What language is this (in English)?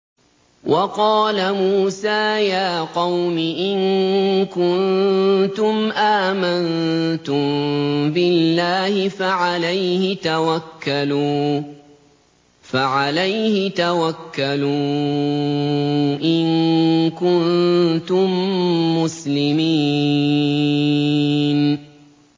Arabic